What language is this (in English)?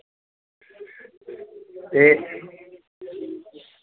Dogri